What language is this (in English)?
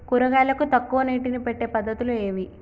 Telugu